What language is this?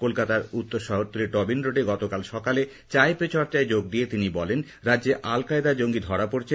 Bangla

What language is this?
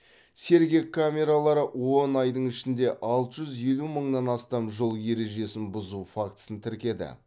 Kazakh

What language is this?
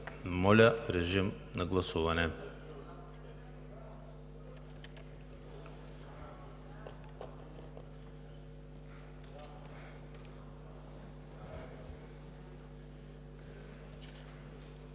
Bulgarian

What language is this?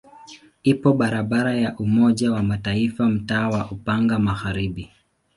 Swahili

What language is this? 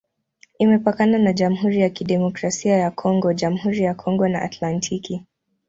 Swahili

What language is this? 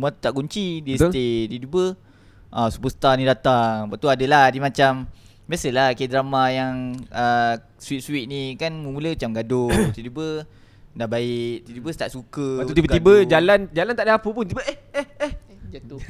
Malay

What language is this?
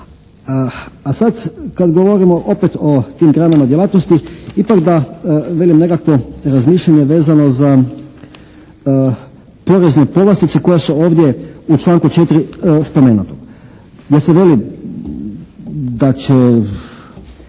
Croatian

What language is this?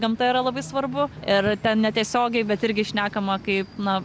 Lithuanian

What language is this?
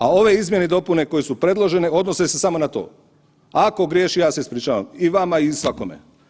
Croatian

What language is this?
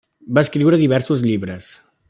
Catalan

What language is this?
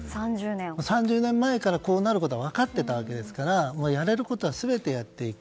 Japanese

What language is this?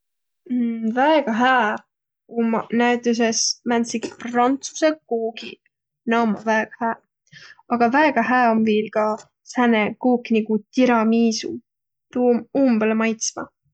Võro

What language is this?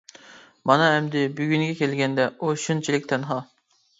Uyghur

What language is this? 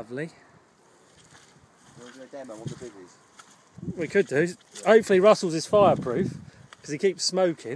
English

